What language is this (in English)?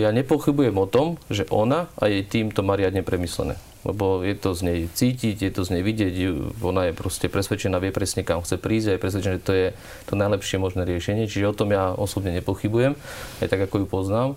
Slovak